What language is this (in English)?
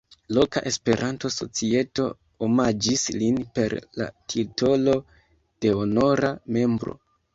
Esperanto